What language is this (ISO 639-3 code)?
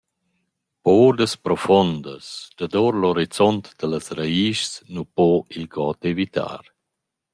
roh